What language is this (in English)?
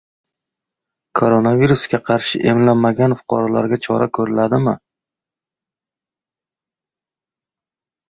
Uzbek